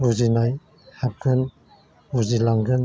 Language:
Bodo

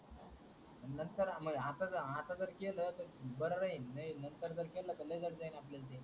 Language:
Marathi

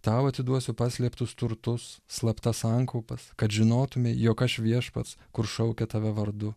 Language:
Lithuanian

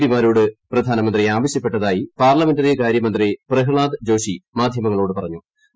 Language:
Malayalam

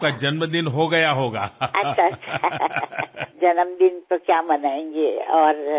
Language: Telugu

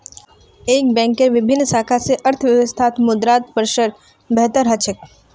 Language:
Magahi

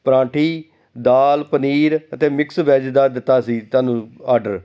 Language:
Punjabi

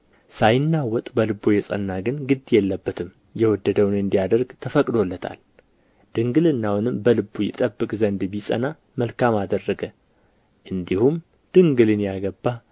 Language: Amharic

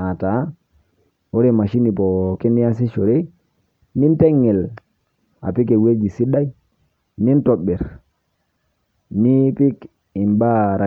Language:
Masai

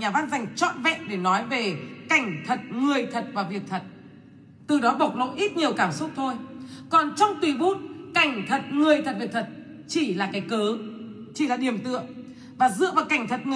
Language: Vietnamese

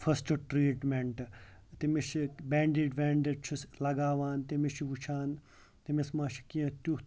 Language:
Kashmiri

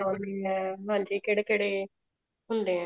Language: Punjabi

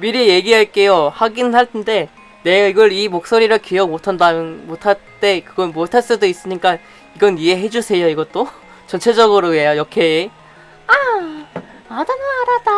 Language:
Korean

